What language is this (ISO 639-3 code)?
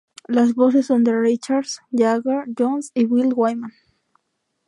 spa